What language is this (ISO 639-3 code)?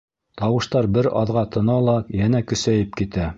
bak